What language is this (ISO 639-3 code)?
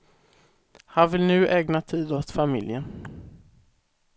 swe